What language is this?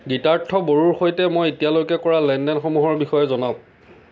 Assamese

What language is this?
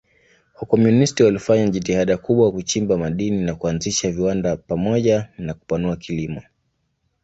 Swahili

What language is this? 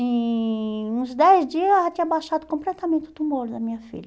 Portuguese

